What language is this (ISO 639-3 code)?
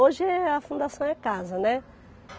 por